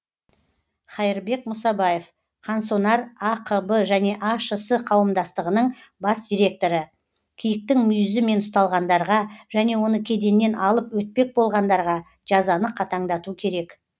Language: Kazakh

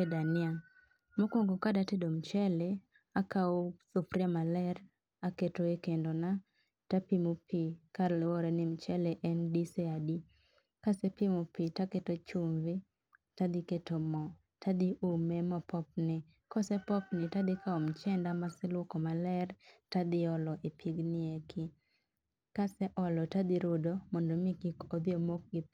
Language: Luo (Kenya and Tanzania)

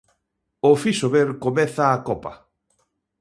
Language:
Galician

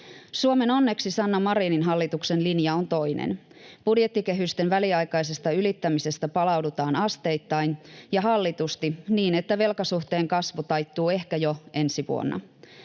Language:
Finnish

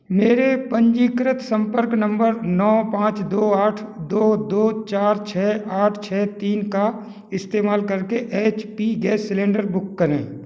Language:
Hindi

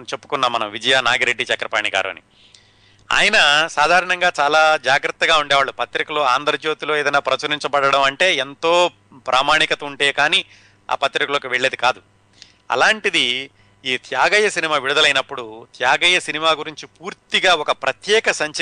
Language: Telugu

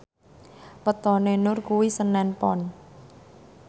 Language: Javanese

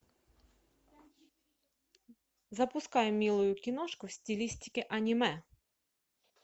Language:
Russian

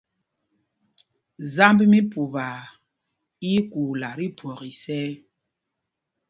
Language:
Mpumpong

